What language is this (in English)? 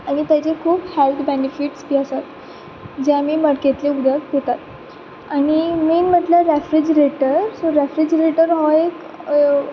Konkani